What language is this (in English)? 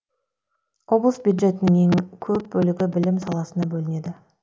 Kazakh